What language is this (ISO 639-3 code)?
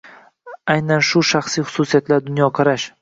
uzb